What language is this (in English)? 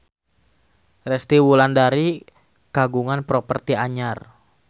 Sundanese